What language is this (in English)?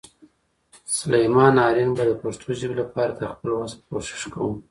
Pashto